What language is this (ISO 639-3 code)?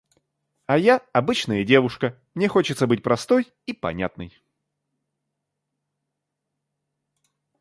rus